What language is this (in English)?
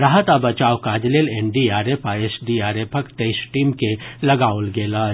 Maithili